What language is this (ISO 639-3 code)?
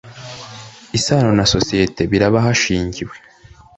kin